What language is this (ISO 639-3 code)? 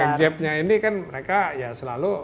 ind